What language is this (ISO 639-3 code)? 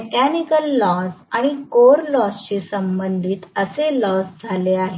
mar